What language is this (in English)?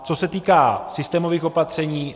Czech